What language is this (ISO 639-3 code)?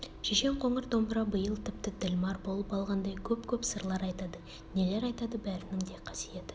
kaz